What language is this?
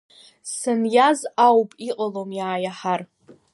Abkhazian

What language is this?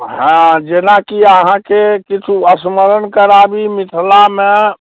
Maithili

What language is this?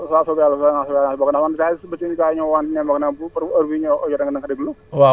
Wolof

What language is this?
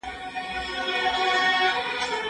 Pashto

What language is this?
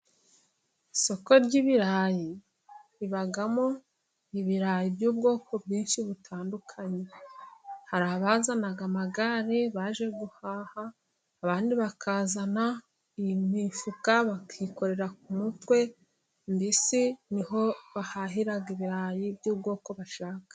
Kinyarwanda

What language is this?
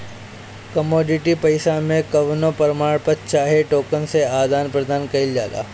Bhojpuri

